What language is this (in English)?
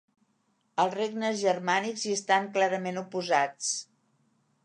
Catalan